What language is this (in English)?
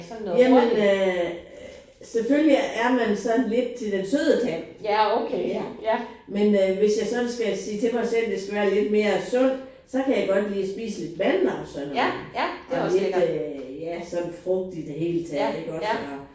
Danish